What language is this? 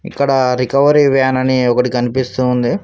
Telugu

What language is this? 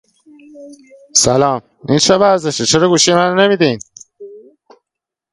Persian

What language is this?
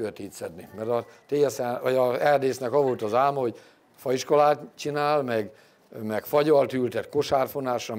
Hungarian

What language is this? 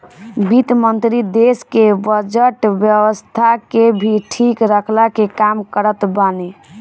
Bhojpuri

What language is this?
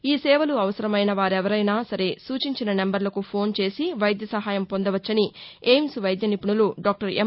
Telugu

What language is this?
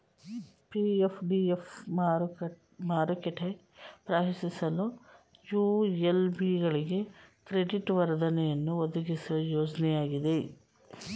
Kannada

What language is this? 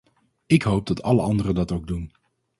Dutch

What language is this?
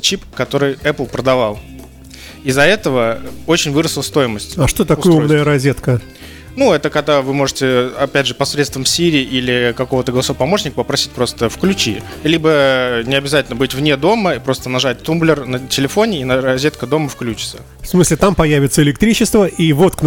Russian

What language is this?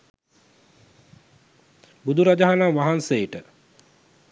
Sinhala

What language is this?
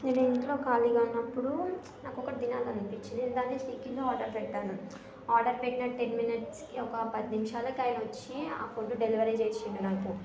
Telugu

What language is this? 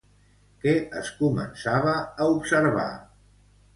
Catalan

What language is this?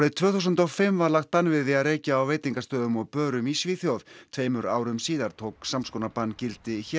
Icelandic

